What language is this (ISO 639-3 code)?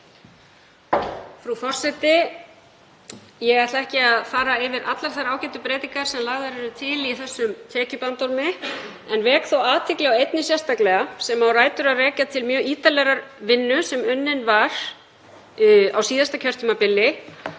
isl